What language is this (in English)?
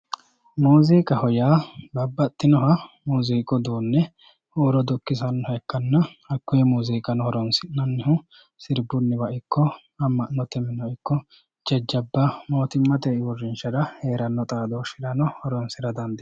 Sidamo